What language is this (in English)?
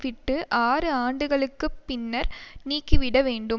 Tamil